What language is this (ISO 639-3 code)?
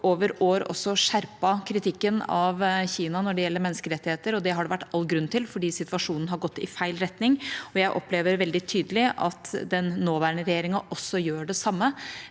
nor